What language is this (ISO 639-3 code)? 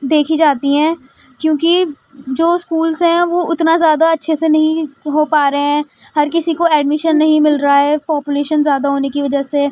urd